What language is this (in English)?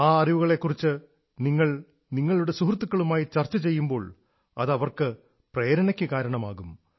Malayalam